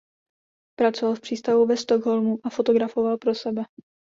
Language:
Czech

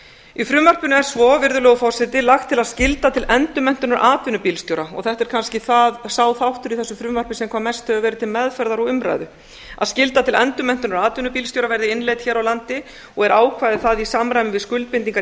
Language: Icelandic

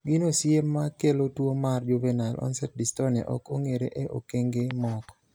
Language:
Luo (Kenya and Tanzania)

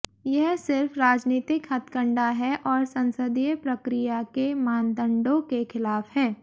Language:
Hindi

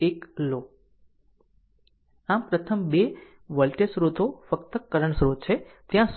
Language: Gujarati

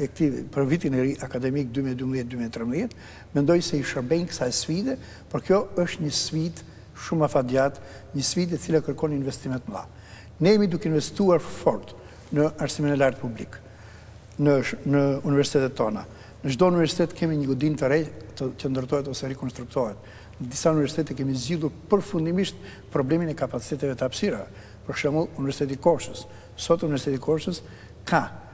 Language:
Ukrainian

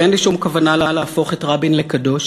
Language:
Hebrew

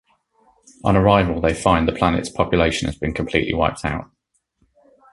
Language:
English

